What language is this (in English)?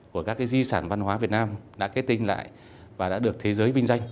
Vietnamese